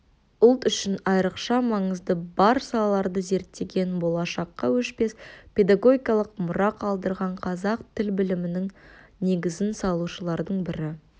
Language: Kazakh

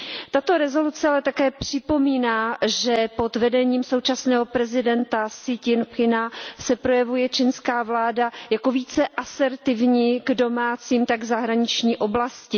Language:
Czech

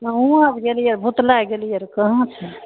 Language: Maithili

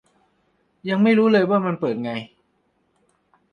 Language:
Thai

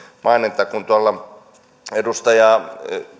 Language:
Finnish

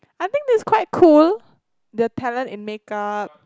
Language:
English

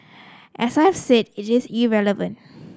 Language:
English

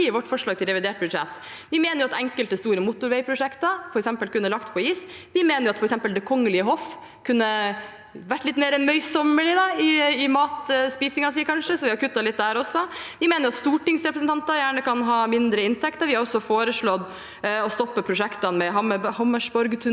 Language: Norwegian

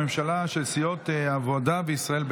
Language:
Hebrew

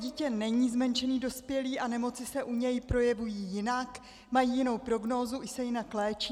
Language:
Czech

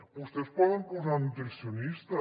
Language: Catalan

